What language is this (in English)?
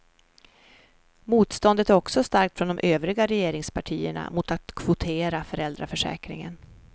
Swedish